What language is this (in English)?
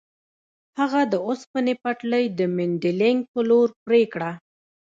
Pashto